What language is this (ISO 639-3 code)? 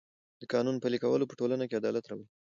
pus